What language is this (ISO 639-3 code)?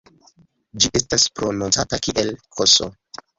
epo